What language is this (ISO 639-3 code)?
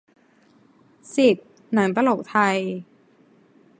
tha